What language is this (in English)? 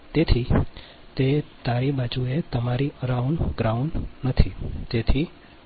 Gujarati